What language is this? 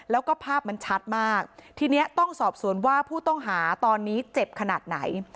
Thai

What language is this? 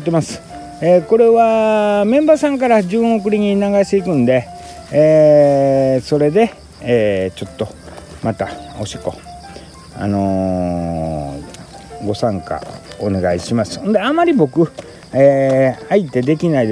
Japanese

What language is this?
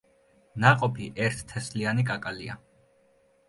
Georgian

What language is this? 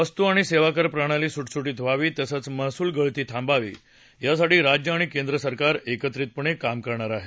Marathi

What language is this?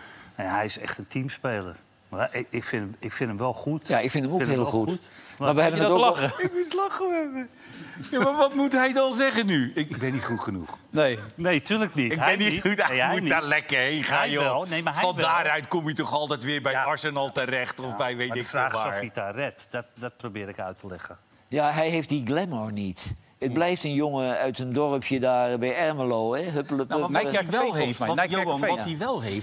Dutch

